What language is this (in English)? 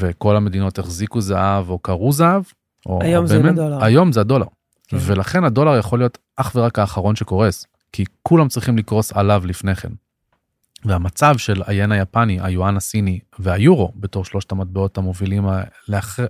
Hebrew